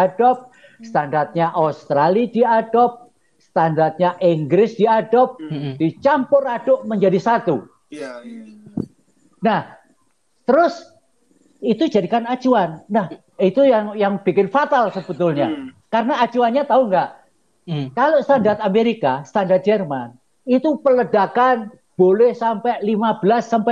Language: Indonesian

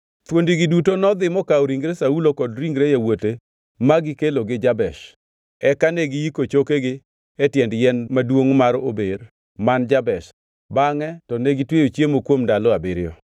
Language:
Luo (Kenya and Tanzania)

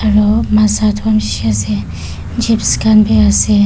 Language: Naga Pidgin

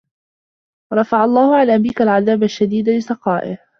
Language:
Arabic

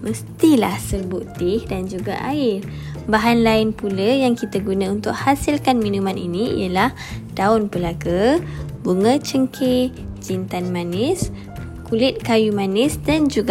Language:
Malay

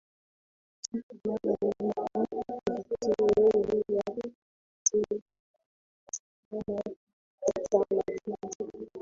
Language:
Swahili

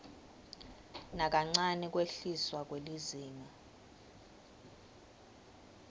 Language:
Swati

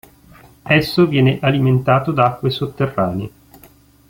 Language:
Italian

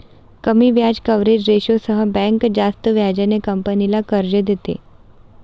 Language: Marathi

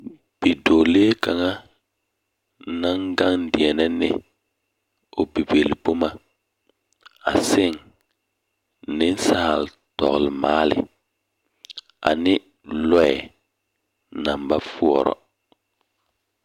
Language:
Southern Dagaare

